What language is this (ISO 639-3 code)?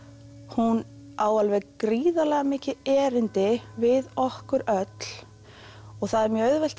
isl